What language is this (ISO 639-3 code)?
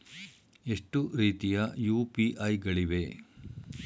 kan